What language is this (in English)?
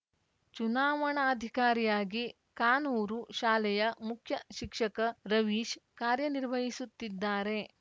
Kannada